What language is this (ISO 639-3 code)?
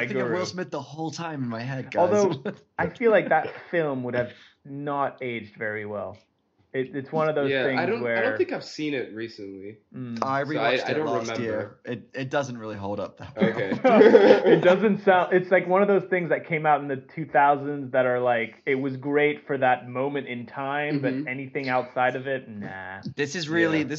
eng